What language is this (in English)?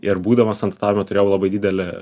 Lithuanian